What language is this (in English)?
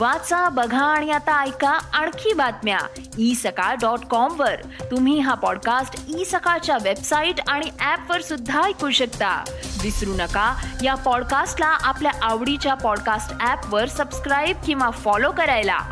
Marathi